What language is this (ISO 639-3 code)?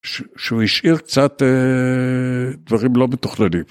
heb